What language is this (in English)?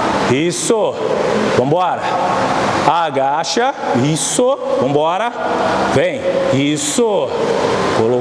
Portuguese